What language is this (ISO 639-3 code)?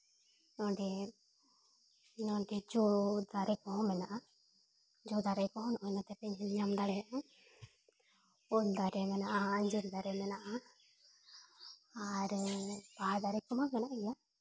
sat